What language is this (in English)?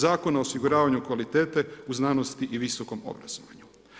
Croatian